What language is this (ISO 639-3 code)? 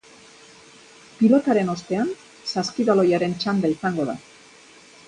eus